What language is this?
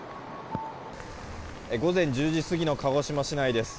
Japanese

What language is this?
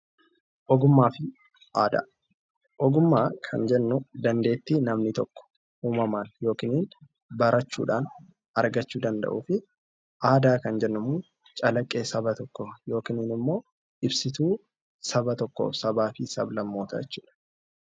Oromo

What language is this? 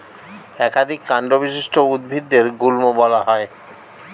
Bangla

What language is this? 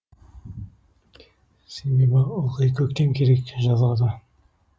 Kazakh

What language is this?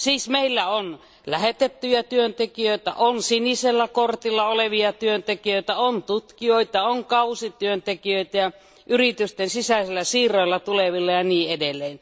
Finnish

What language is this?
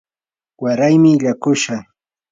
Yanahuanca Pasco Quechua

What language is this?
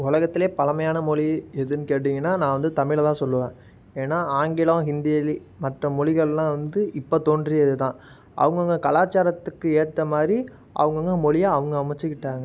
Tamil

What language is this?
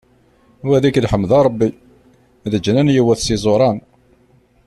Kabyle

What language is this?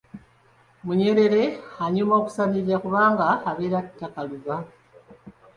Ganda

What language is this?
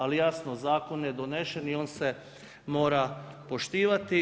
Croatian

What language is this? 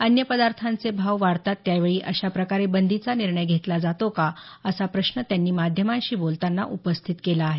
Marathi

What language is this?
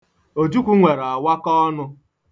Igbo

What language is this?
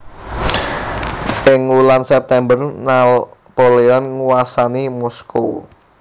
Javanese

